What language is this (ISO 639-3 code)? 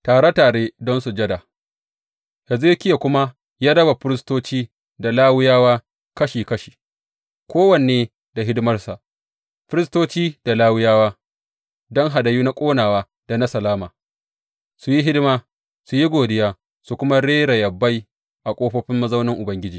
hau